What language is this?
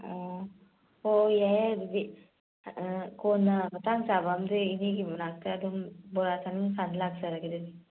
Manipuri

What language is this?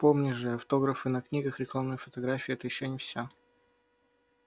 Russian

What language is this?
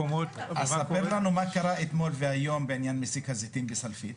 Hebrew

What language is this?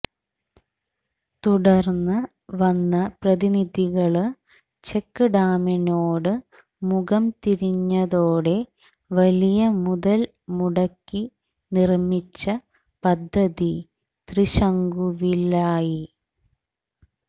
Malayalam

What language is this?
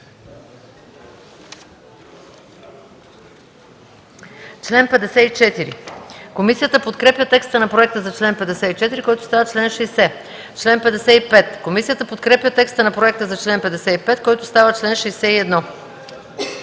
Bulgarian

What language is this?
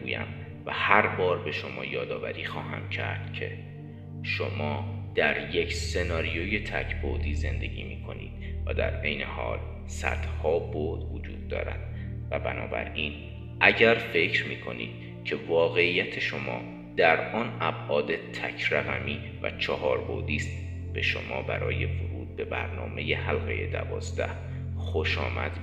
Persian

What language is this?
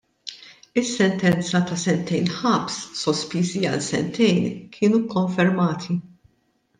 Maltese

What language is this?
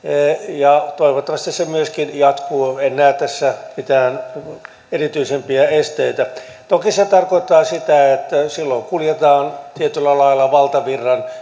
Finnish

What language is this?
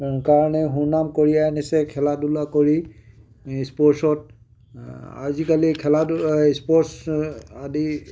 Assamese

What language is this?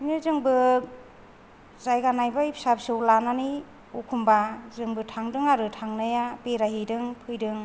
Bodo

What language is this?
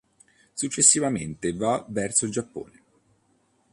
Italian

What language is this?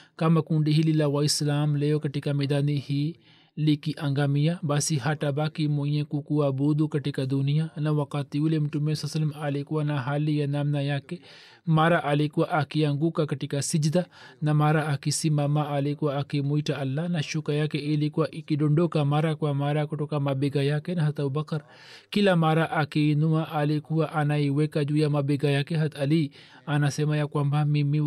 Swahili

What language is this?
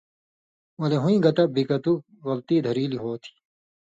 Indus Kohistani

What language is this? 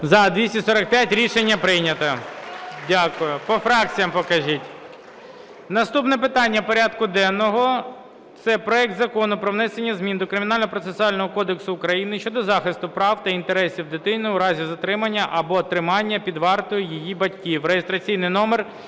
Ukrainian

